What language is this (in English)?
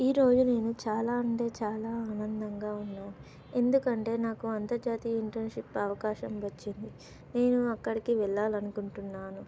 Telugu